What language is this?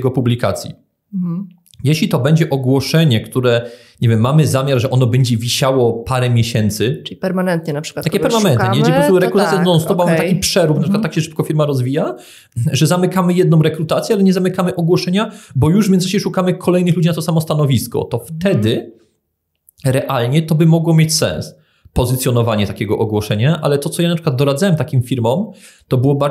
Polish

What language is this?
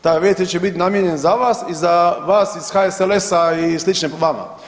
Croatian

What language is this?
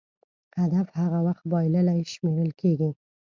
Pashto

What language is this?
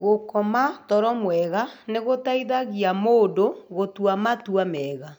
Kikuyu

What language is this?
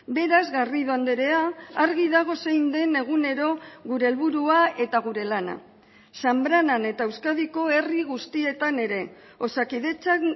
Basque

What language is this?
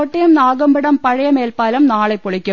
Malayalam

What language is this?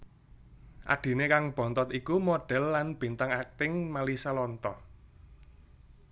Javanese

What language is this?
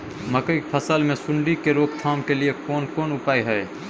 Maithili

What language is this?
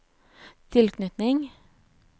Norwegian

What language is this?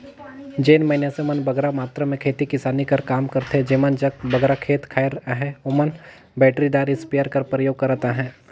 Chhattisgarhi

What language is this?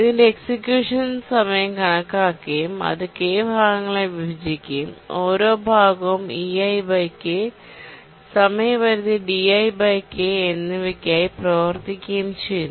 Malayalam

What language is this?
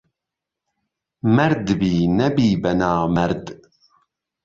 Central Kurdish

